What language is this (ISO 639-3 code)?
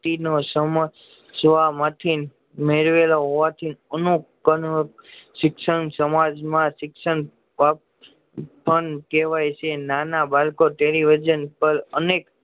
guj